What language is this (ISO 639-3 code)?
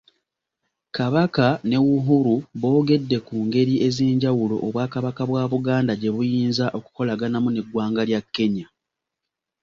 lug